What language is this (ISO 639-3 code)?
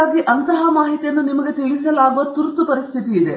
kan